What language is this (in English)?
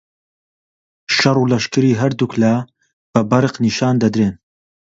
Central Kurdish